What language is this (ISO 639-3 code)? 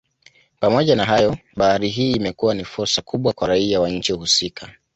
swa